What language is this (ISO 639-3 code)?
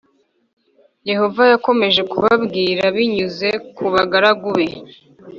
kin